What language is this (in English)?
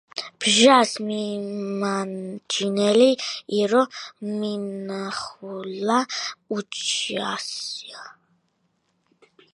Georgian